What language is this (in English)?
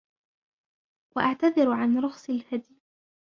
Arabic